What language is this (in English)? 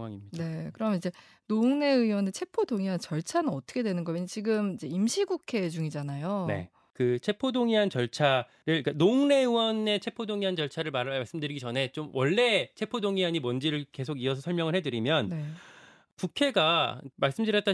Korean